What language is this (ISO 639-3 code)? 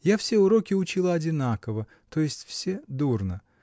rus